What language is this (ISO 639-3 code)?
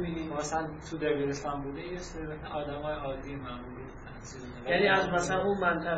fas